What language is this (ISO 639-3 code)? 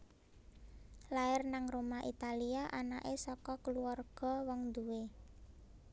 jav